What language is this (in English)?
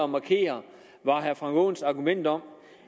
Danish